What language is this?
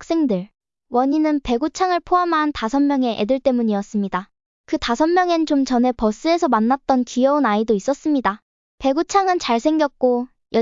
Korean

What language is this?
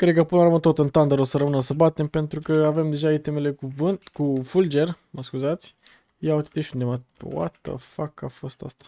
Romanian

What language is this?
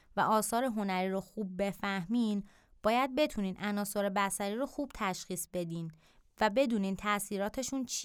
Persian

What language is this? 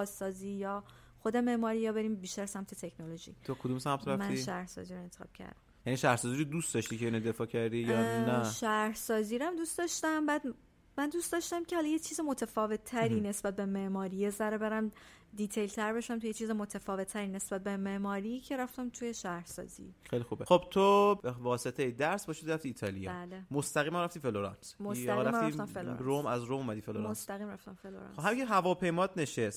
Persian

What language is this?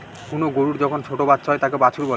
Bangla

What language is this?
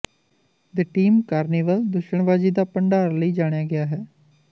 Punjabi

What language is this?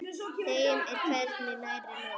Icelandic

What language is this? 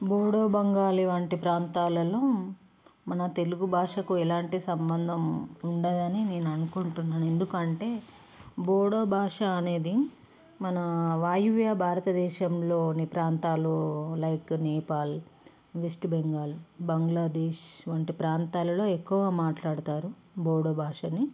Telugu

